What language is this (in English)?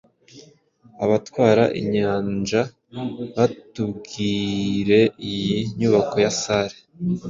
Kinyarwanda